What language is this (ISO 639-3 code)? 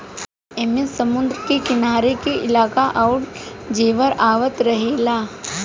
bho